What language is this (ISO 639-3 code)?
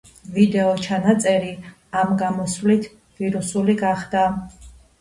kat